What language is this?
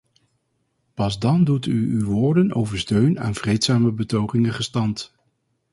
Dutch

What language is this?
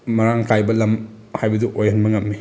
Manipuri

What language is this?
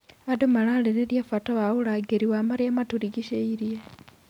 Kikuyu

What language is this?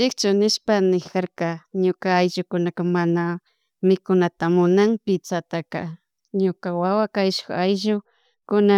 Chimborazo Highland Quichua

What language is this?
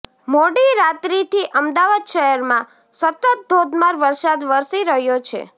Gujarati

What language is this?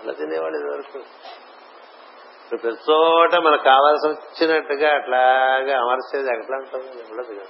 Telugu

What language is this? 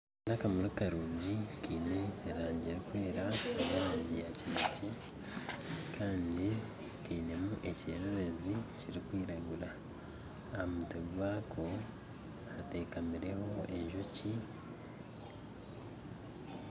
Nyankole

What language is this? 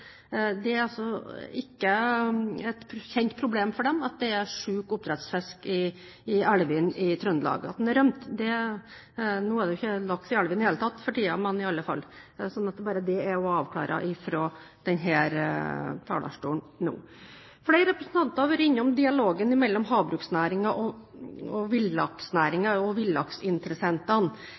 Norwegian Bokmål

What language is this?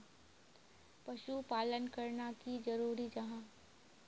Magahi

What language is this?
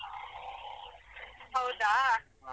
Kannada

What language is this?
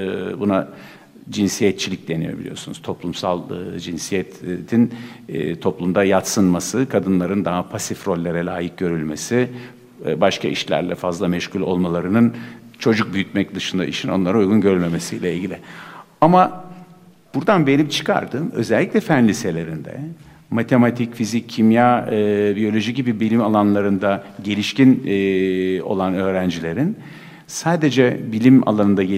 Turkish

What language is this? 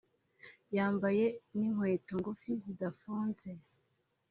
Kinyarwanda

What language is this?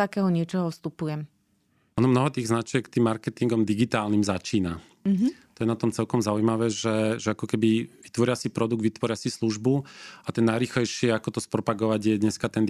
Slovak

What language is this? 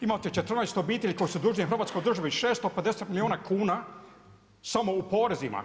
Croatian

